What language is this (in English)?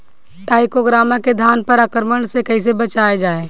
Bhojpuri